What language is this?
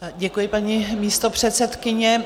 Czech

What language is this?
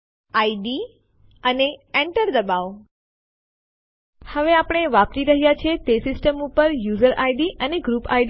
Gujarati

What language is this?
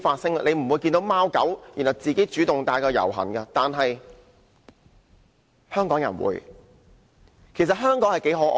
Cantonese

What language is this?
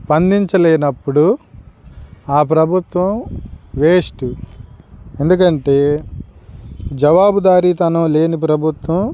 Telugu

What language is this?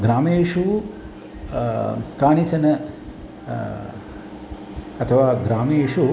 Sanskrit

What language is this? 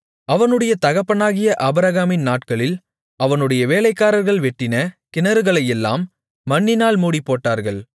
Tamil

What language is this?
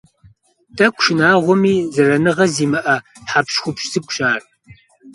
Kabardian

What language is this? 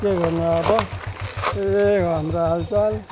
Nepali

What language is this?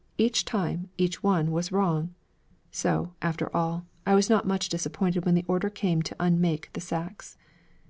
English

